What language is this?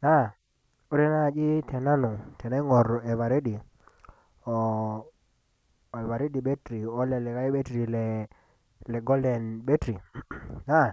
Masai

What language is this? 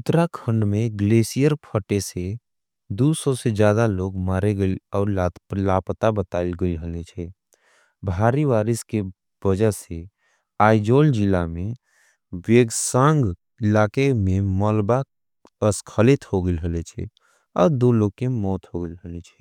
Angika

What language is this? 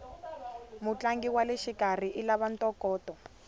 Tsonga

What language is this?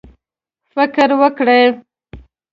Pashto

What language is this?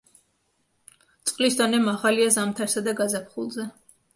Georgian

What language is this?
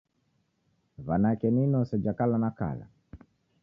Taita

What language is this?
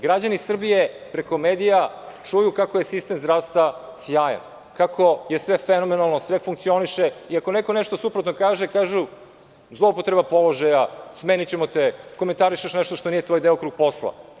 Serbian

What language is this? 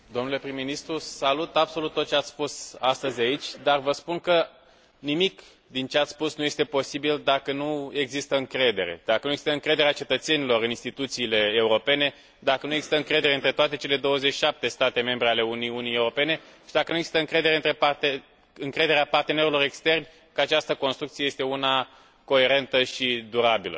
Romanian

